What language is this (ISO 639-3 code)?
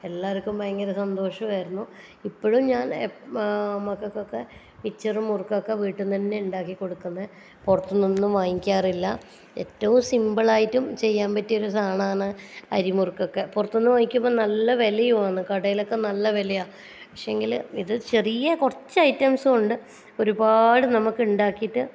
mal